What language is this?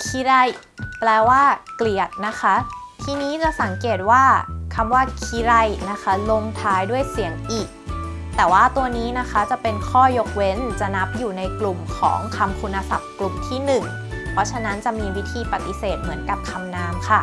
Thai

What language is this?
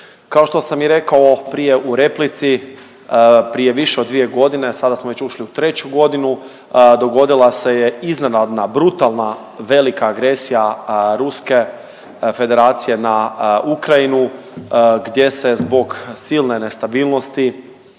Croatian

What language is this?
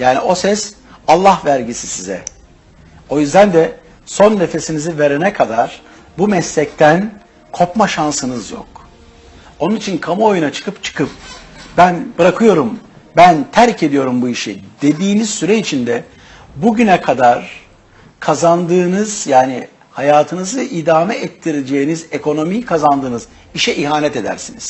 Turkish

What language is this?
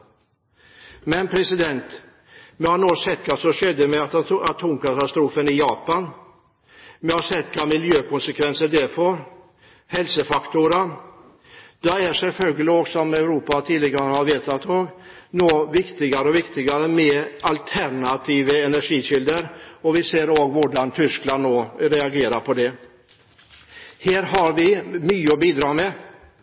Norwegian Bokmål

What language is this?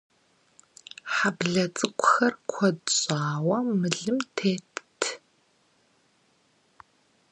Kabardian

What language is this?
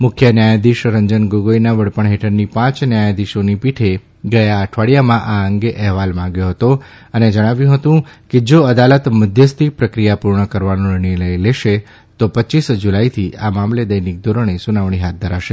Gujarati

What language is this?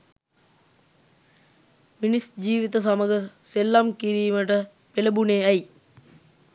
Sinhala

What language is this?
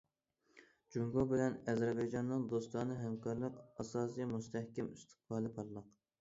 Uyghur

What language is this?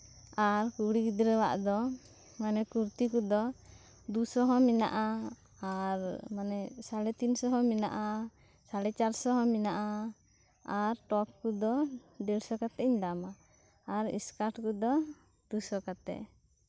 Santali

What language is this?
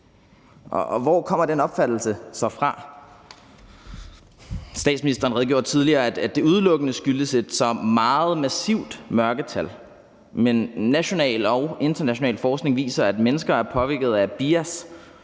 Danish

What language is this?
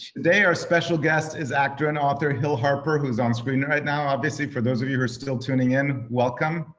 English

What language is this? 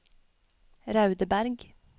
Norwegian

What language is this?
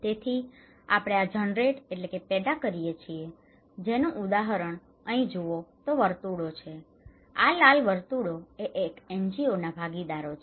Gujarati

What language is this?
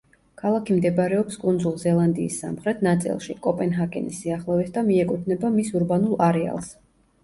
Georgian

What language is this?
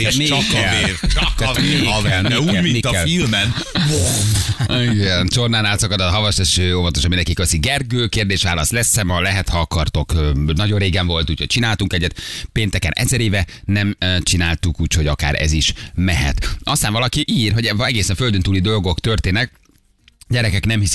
Hungarian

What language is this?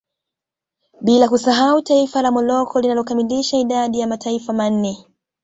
Swahili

